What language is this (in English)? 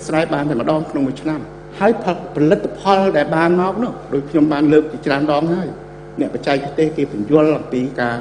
Thai